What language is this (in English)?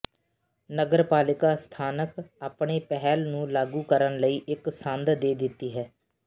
Punjabi